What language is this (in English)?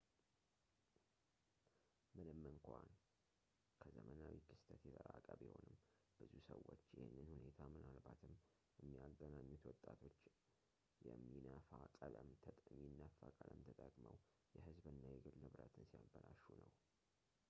Amharic